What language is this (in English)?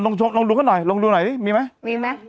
Thai